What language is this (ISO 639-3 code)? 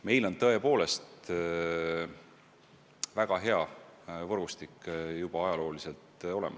est